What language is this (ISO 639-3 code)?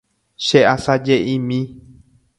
grn